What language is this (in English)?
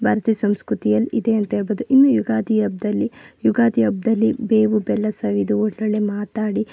Kannada